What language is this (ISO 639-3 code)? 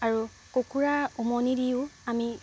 asm